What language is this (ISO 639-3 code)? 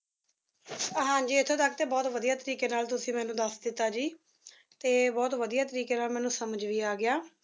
pan